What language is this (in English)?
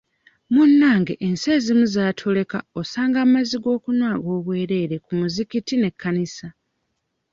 Ganda